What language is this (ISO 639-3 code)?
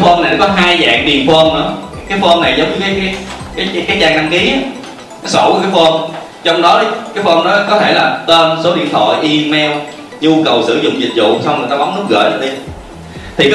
vie